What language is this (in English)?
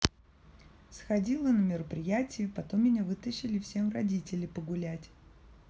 Russian